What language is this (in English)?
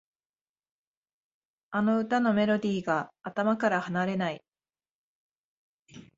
Japanese